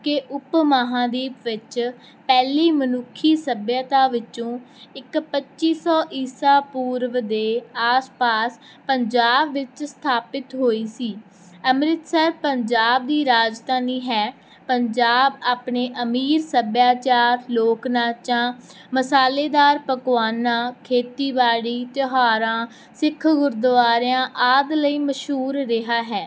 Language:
Punjabi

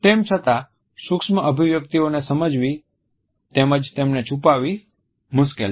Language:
Gujarati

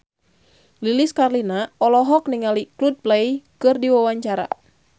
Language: Sundanese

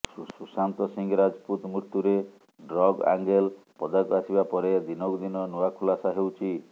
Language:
Odia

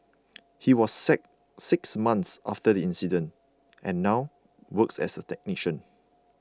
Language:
English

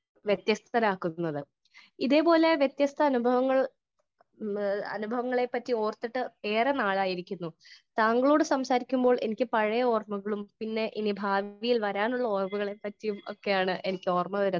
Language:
Malayalam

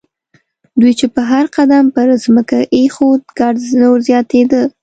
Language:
Pashto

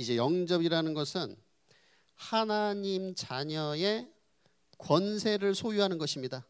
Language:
Korean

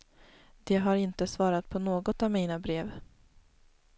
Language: Swedish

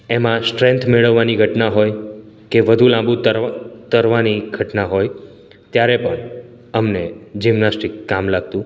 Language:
Gujarati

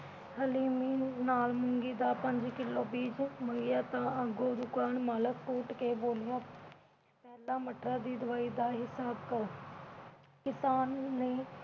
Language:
Punjabi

